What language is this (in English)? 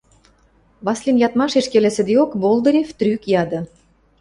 Western Mari